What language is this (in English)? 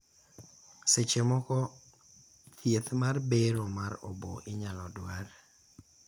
Luo (Kenya and Tanzania)